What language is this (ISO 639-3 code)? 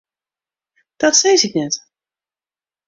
fry